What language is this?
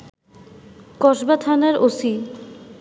Bangla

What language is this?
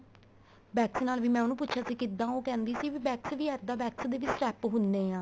Punjabi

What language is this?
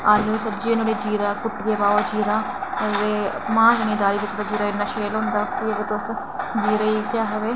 Dogri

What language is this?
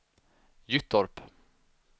Swedish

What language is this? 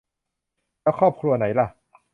Thai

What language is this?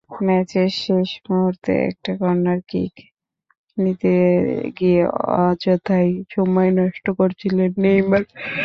Bangla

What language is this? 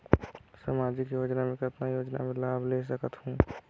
Chhattisgarhi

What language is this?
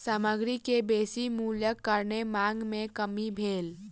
Maithili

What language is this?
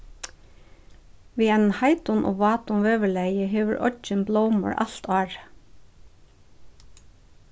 Faroese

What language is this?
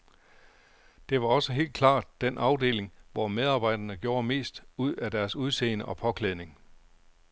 Danish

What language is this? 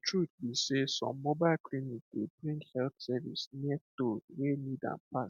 Nigerian Pidgin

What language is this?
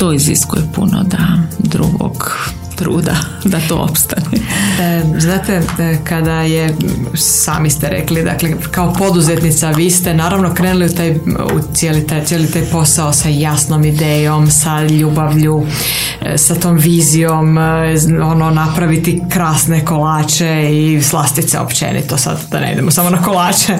Croatian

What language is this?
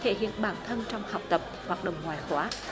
Vietnamese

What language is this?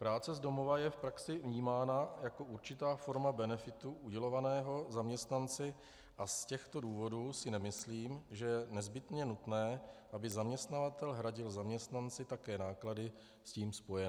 Czech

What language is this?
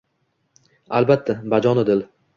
Uzbek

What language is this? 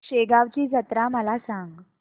Marathi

